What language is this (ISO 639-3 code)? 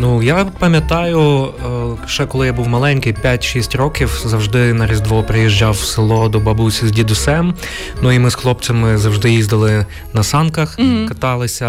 ukr